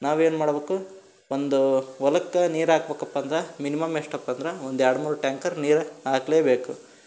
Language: Kannada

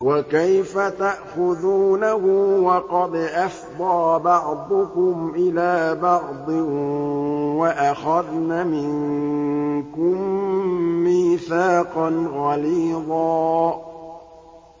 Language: Arabic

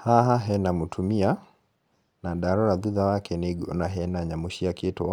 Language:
Kikuyu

